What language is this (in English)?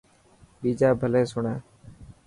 Dhatki